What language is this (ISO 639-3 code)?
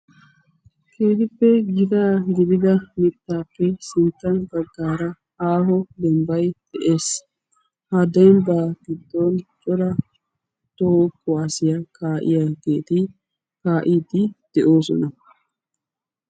wal